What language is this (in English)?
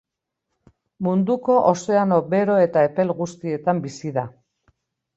Basque